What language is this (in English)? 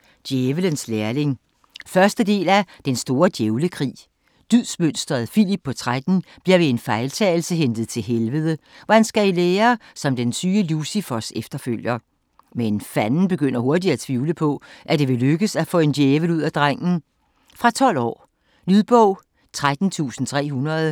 Danish